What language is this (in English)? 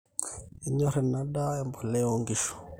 Masai